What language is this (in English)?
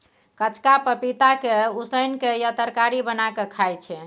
Maithili